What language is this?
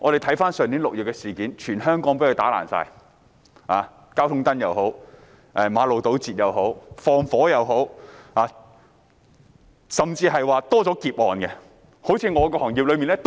Cantonese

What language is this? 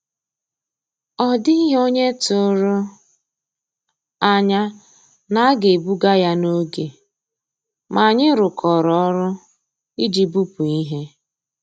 Igbo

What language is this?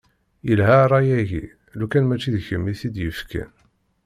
Kabyle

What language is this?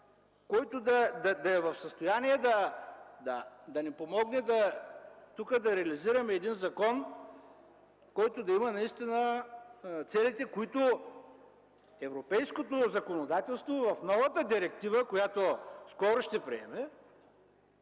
Bulgarian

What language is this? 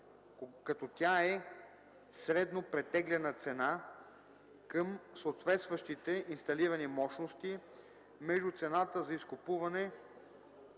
Bulgarian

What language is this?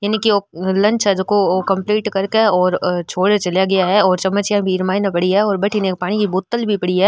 Rajasthani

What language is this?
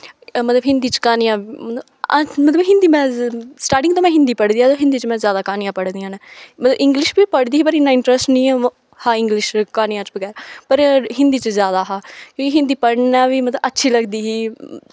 Dogri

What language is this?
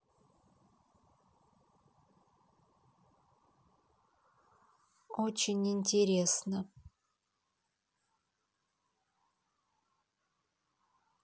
Russian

